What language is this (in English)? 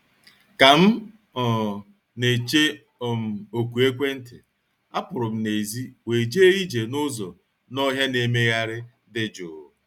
Igbo